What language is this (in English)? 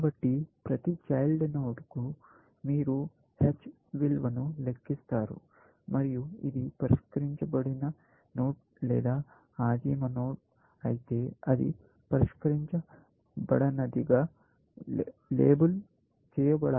Telugu